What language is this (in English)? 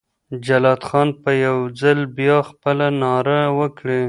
Pashto